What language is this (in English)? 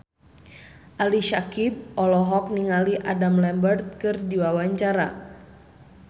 Sundanese